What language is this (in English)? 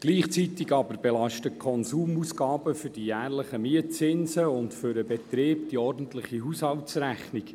Swiss German